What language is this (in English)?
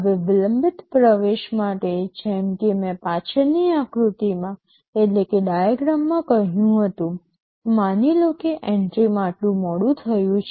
Gujarati